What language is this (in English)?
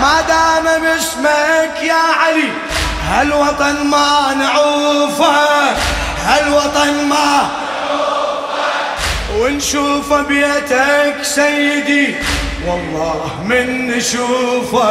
Arabic